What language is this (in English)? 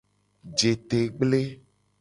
Gen